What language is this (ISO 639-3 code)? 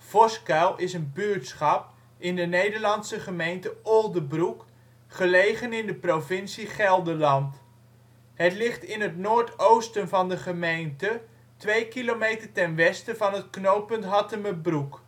nld